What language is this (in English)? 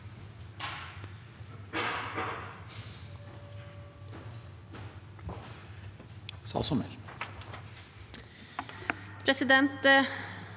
Norwegian